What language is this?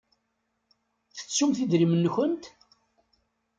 Kabyle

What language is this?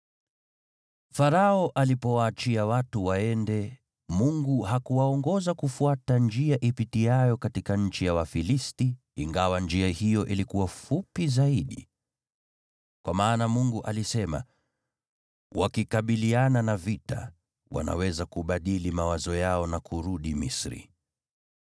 Swahili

